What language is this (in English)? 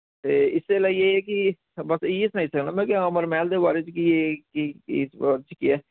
Dogri